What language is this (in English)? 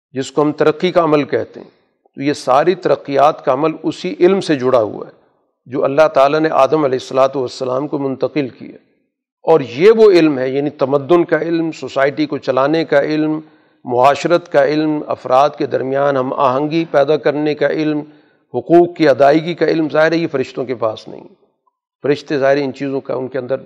Urdu